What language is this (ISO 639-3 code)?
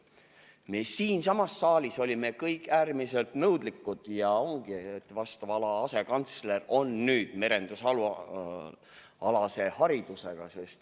est